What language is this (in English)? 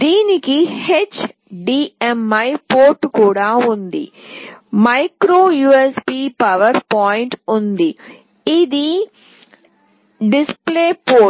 Telugu